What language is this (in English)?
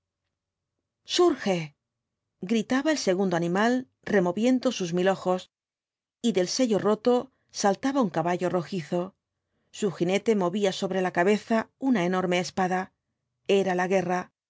Spanish